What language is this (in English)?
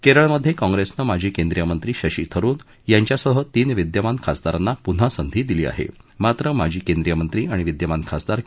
Marathi